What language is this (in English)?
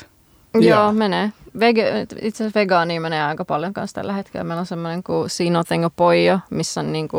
Finnish